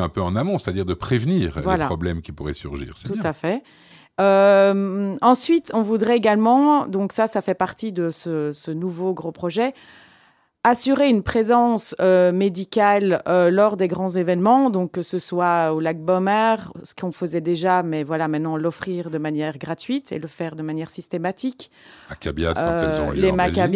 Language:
French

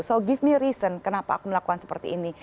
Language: Indonesian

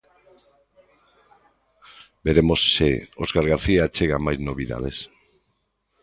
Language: Galician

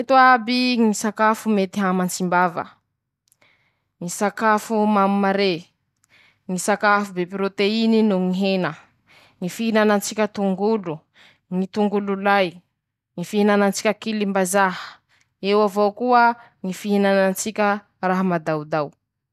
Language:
Masikoro Malagasy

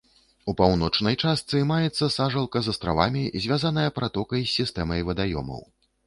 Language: Belarusian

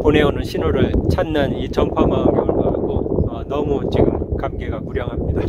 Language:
Korean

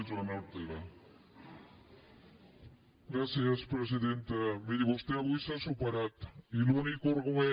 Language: Catalan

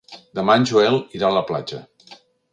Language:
Catalan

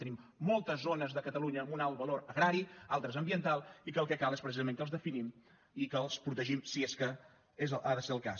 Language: Catalan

